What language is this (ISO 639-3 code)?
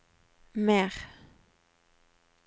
nor